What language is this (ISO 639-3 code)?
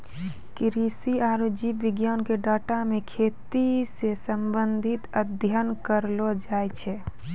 mai